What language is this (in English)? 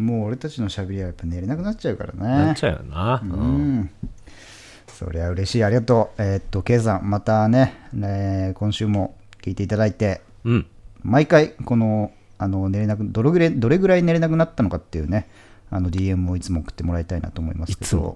Japanese